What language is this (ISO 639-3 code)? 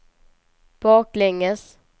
swe